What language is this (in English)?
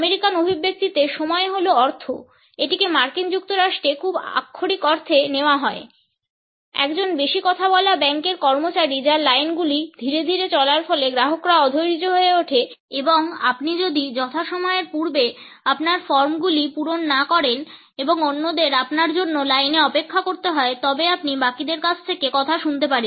Bangla